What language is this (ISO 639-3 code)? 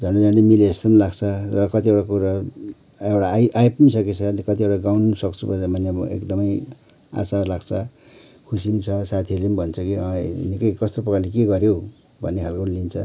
nep